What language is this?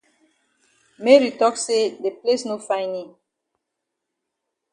Cameroon Pidgin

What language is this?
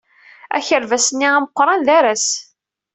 Kabyle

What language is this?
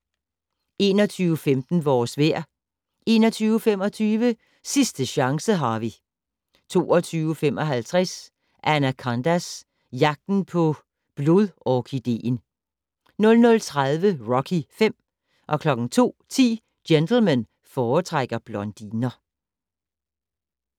Danish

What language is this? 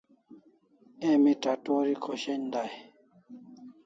Kalasha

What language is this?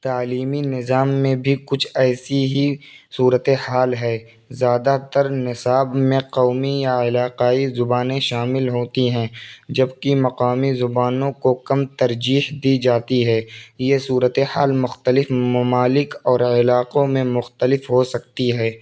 Urdu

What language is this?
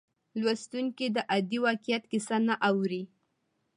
Pashto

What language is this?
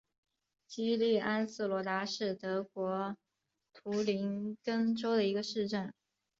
Chinese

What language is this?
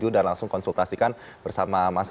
Indonesian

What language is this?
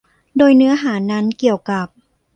Thai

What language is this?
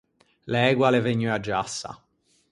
Ligurian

